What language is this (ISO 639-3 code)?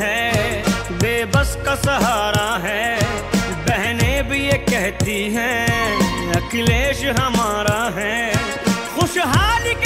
hin